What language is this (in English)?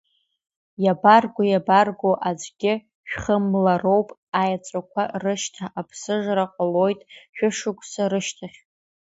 Abkhazian